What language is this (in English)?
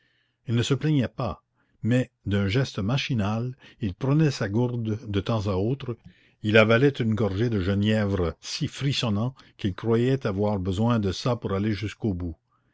French